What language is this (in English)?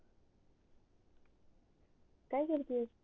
Marathi